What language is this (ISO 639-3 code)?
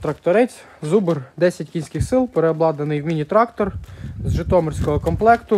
ukr